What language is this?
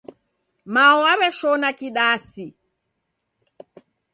Taita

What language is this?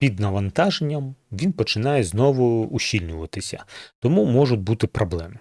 Ukrainian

